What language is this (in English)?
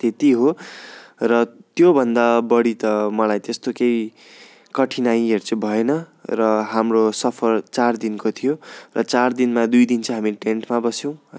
Nepali